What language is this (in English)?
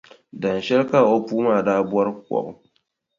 Dagbani